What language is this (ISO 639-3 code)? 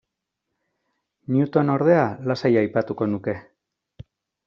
eus